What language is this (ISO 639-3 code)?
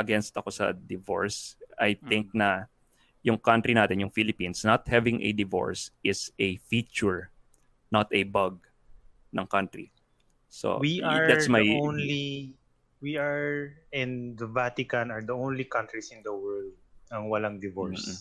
fil